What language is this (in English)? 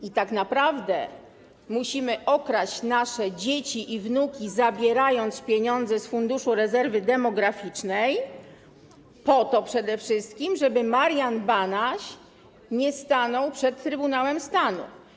Polish